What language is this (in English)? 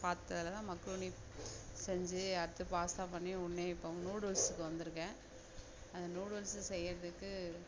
Tamil